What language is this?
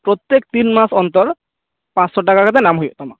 Santali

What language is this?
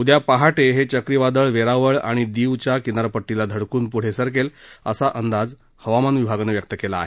Marathi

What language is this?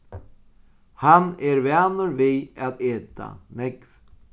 Faroese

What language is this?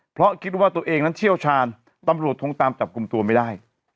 Thai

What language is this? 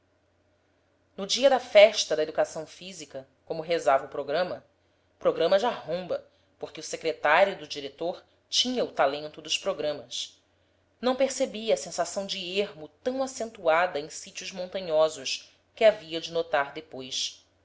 Portuguese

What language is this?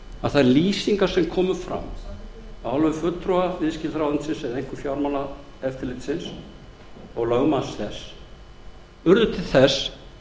Icelandic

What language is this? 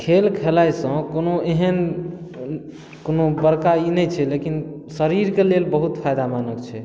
Maithili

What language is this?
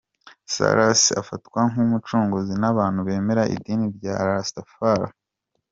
Kinyarwanda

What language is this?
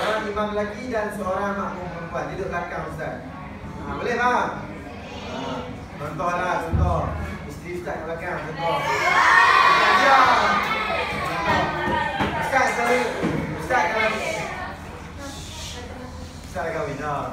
Malay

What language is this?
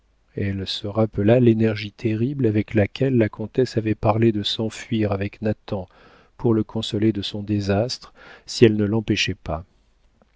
French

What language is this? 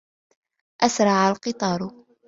Arabic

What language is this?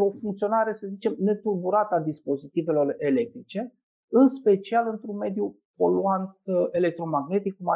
Romanian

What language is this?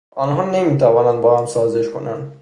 Persian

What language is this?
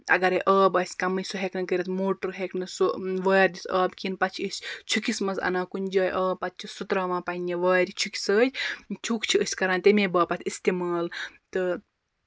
Kashmiri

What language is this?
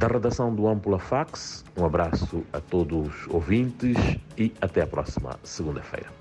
Portuguese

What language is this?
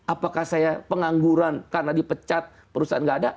Indonesian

